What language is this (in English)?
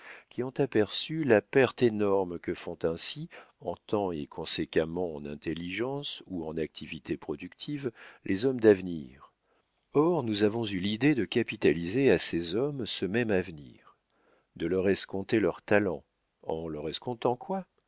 French